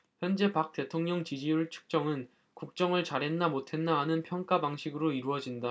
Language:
Korean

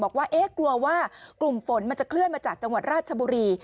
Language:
Thai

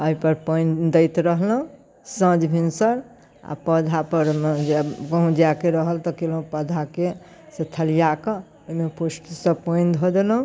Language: Maithili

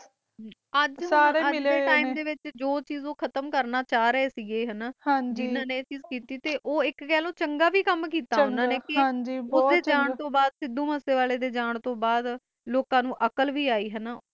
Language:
Punjabi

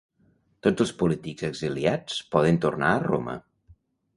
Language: Catalan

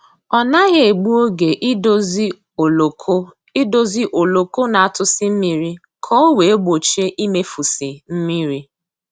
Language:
Igbo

